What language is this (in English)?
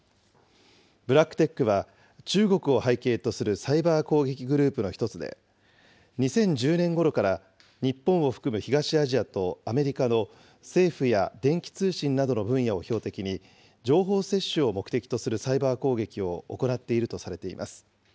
Japanese